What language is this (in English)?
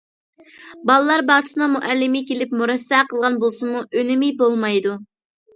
Uyghur